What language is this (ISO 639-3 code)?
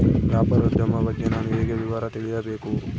kan